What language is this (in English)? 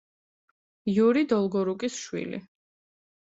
Georgian